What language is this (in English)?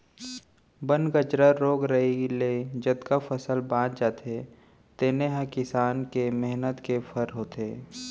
Chhattisgarhi